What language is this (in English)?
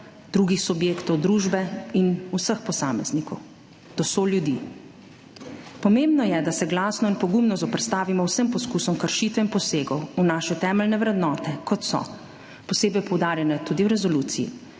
Slovenian